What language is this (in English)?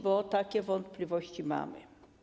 Polish